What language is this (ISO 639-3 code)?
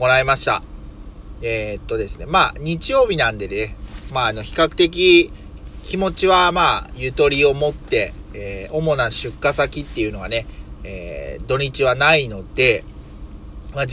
jpn